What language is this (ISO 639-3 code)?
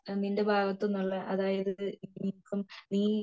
mal